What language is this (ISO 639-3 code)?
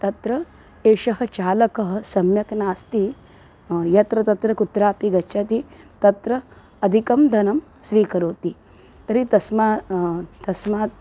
san